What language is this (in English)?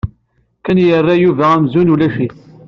Kabyle